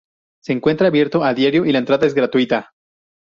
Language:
Spanish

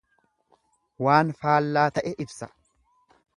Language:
Oromo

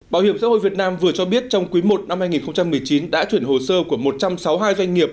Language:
Vietnamese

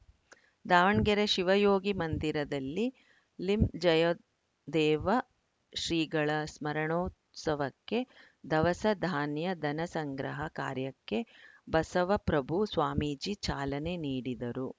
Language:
Kannada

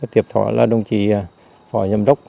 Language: Vietnamese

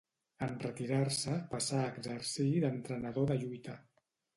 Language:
Catalan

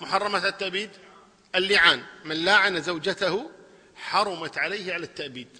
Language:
Arabic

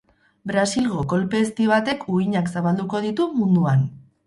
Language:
Basque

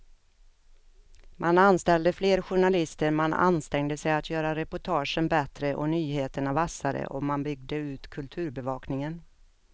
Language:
Swedish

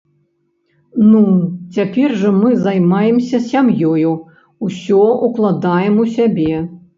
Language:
Belarusian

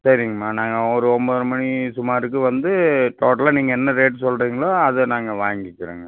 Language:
Tamil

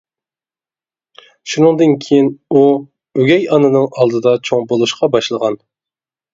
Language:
Uyghur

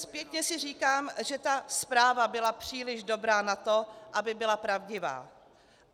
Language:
Czech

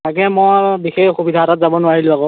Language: Assamese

